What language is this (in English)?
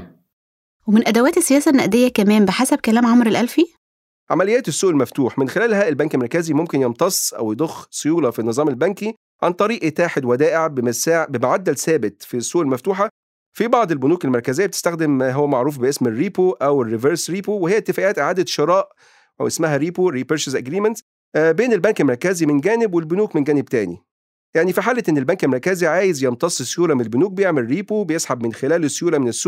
Arabic